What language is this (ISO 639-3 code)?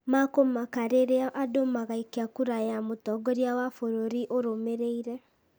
kik